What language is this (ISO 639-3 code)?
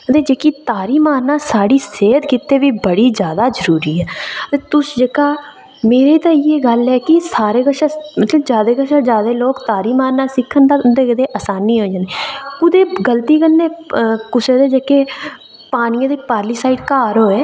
doi